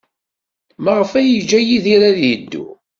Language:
Kabyle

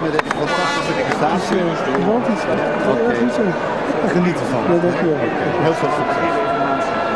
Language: Dutch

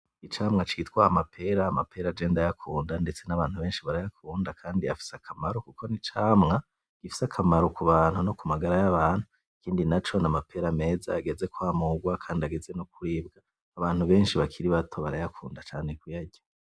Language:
Rundi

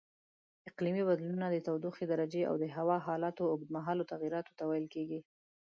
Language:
Pashto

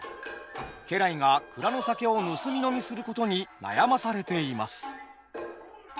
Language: Japanese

